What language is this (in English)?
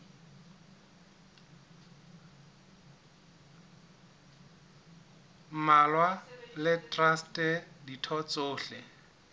Southern Sotho